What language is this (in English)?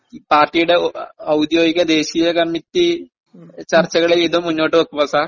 Malayalam